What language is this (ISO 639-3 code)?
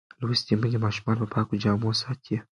pus